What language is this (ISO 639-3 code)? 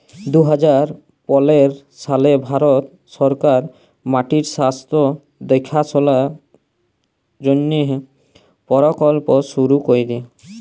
ben